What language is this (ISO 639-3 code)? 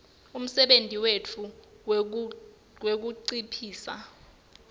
ssw